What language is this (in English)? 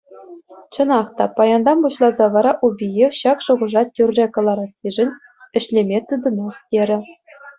Chuvash